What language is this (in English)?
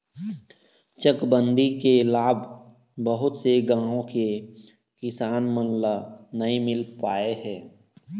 Chhattisgarhi